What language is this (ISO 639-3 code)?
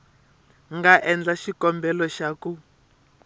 tso